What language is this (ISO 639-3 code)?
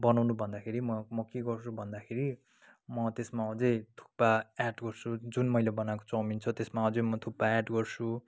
nep